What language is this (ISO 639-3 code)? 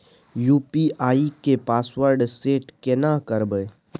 mai